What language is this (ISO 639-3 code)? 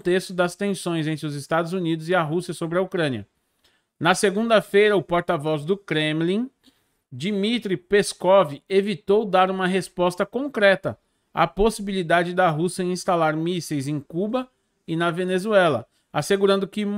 por